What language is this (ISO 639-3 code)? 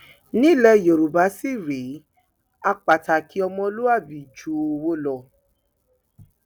yor